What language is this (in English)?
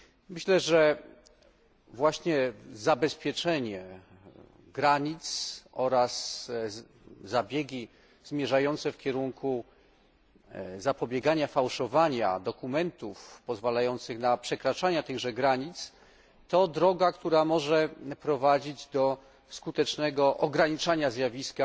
Polish